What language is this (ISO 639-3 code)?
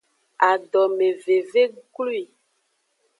ajg